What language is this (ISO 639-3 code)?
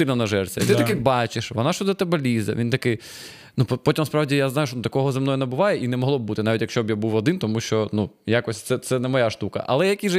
ukr